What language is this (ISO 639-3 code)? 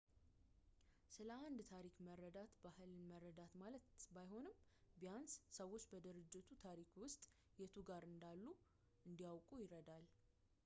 amh